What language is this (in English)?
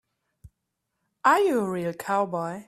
English